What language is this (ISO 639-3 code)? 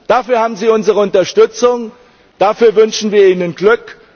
deu